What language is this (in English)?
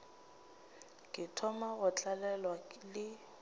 Northern Sotho